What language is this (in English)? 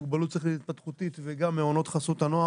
Hebrew